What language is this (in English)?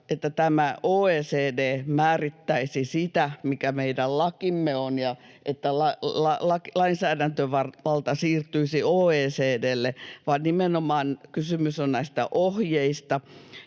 Finnish